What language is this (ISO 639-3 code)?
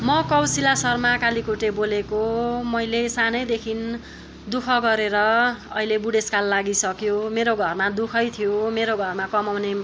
nep